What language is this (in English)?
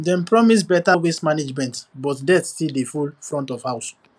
Nigerian Pidgin